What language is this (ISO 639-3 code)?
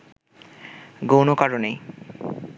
ben